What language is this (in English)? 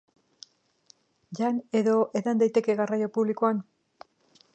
Basque